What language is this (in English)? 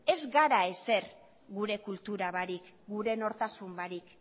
Basque